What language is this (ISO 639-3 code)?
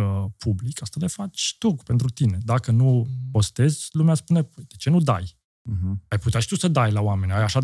ron